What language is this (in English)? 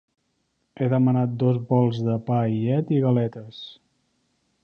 Catalan